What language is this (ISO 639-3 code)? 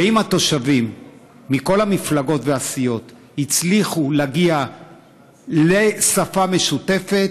heb